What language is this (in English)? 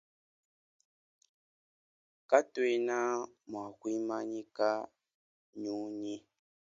Luba-Lulua